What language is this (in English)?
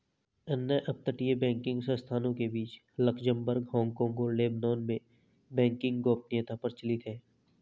Hindi